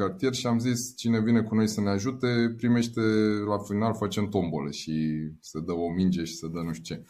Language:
Romanian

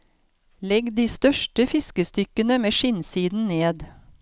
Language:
Norwegian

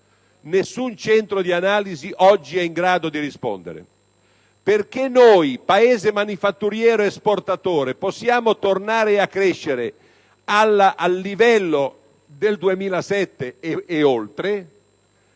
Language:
Italian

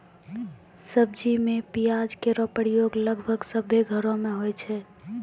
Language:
Maithili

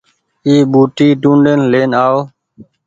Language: Goaria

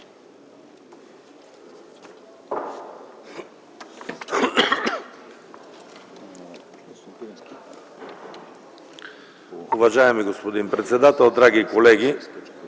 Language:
Bulgarian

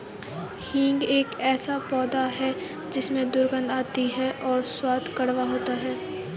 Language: Hindi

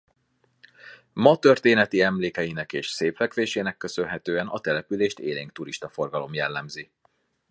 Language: Hungarian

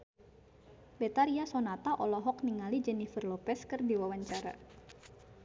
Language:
Sundanese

